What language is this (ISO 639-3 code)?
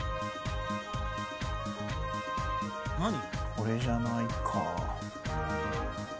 jpn